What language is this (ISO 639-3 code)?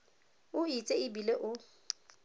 tsn